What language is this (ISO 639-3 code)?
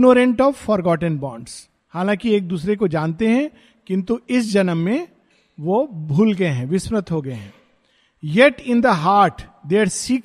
hin